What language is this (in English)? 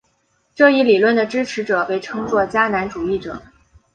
Chinese